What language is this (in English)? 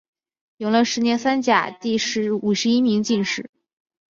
Chinese